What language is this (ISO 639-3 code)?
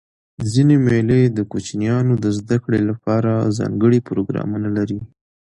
pus